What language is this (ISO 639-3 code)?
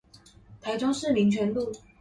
zho